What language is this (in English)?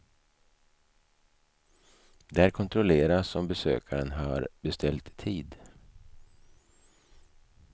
Swedish